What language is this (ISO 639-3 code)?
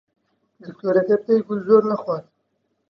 ckb